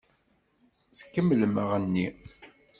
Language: Kabyle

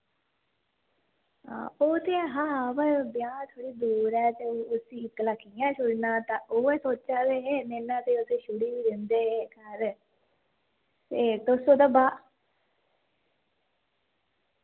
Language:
Dogri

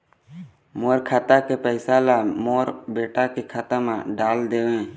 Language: Chhattisgarhi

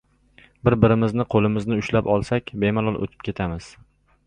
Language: Uzbek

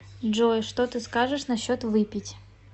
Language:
Russian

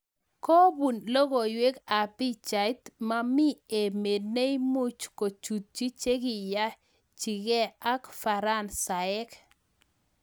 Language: Kalenjin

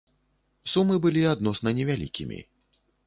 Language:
Belarusian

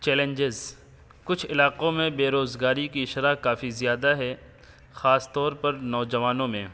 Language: Urdu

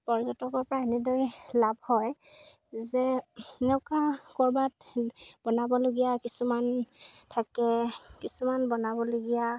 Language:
Assamese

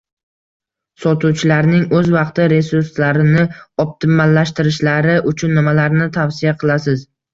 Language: Uzbek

